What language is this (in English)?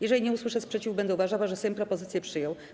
Polish